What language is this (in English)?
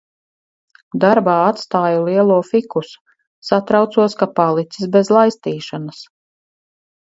Latvian